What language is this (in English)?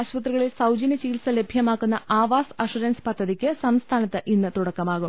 Malayalam